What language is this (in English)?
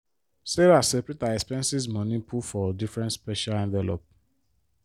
Nigerian Pidgin